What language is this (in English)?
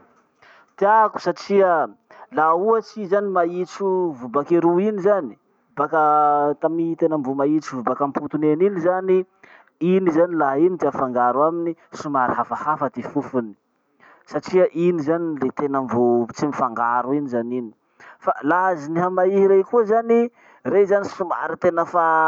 Masikoro Malagasy